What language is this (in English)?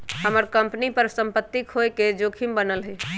Magahi